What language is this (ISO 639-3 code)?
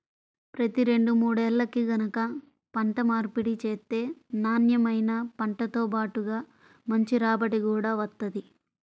tel